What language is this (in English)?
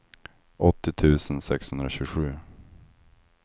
Swedish